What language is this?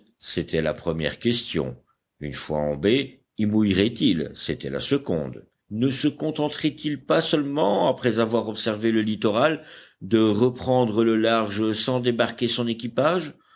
French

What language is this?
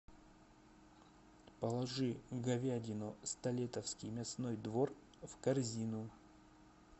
Russian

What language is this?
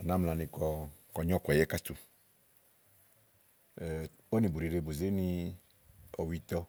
Igo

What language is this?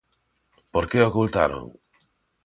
Galician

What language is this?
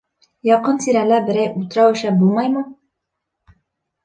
Bashkir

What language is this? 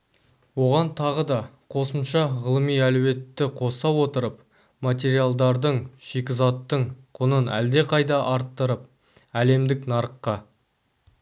Kazakh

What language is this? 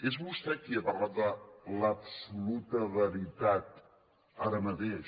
Catalan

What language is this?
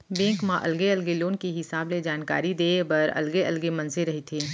Chhattisgarhi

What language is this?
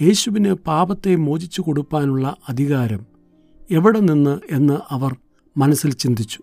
Malayalam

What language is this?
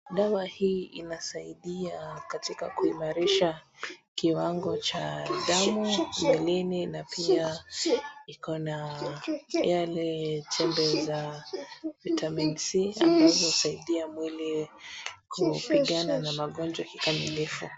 Swahili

